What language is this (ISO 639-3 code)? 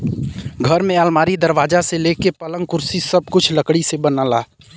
bho